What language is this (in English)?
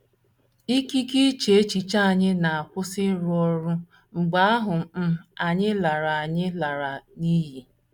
Igbo